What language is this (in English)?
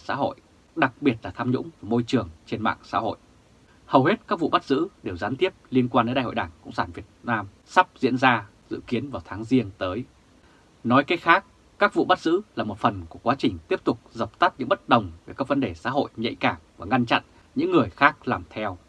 Vietnamese